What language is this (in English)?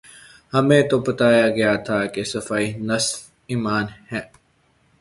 Urdu